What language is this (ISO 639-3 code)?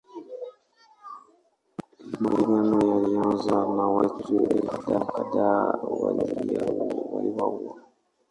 swa